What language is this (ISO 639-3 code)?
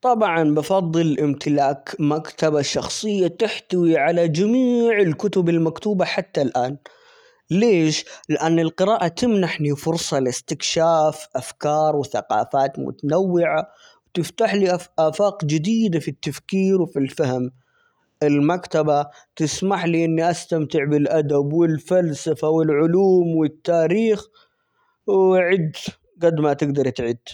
acx